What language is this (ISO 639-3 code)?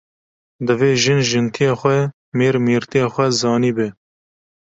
kur